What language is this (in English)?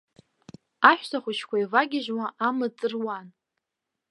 Abkhazian